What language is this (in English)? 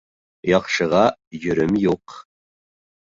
Bashkir